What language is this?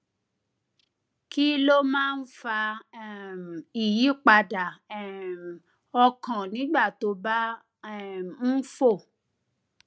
Yoruba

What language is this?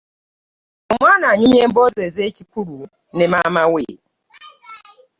Ganda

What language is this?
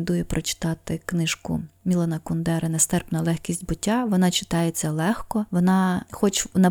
Ukrainian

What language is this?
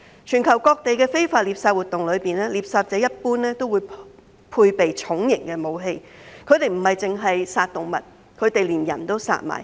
Cantonese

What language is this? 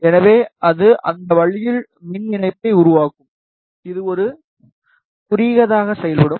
Tamil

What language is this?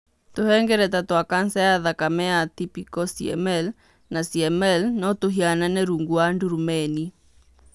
Kikuyu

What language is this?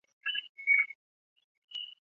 Chinese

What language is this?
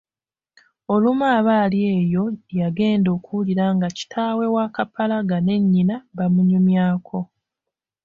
Ganda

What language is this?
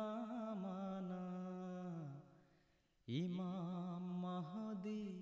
Urdu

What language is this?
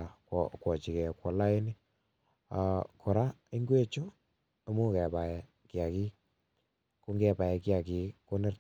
Kalenjin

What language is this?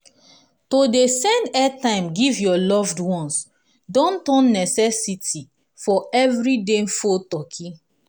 Nigerian Pidgin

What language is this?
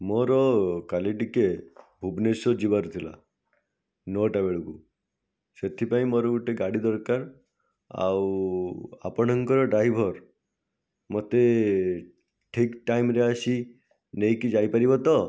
Odia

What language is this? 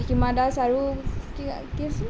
Assamese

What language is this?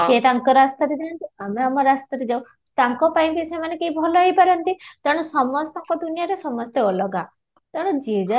Odia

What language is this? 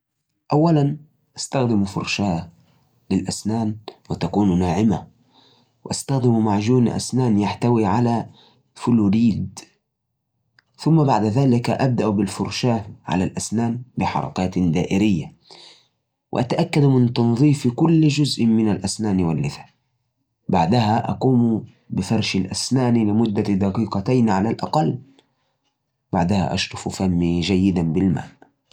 Najdi Arabic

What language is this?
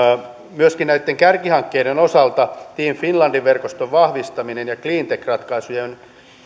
Finnish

